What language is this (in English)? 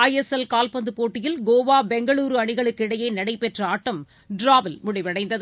Tamil